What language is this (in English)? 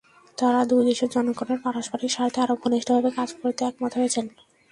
Bangla